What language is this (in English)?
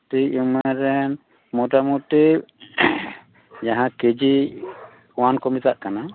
Santali